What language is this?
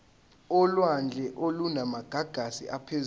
Zulu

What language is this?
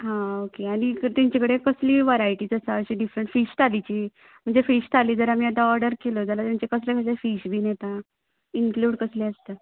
Konkani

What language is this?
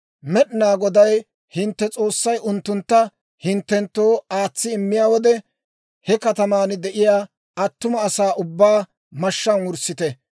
Dawro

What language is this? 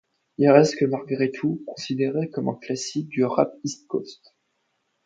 French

